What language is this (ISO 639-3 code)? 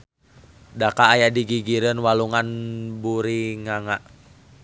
sun